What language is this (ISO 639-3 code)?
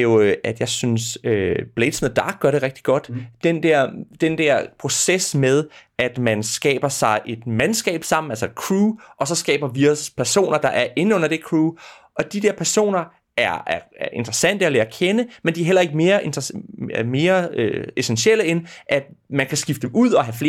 dan